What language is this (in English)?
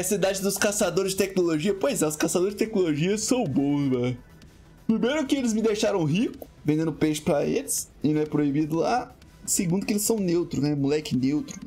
Portuguese